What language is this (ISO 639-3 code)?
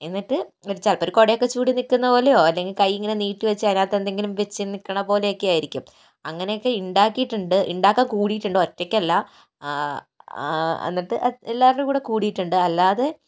mal